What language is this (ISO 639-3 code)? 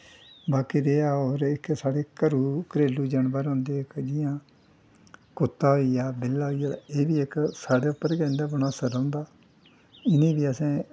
doi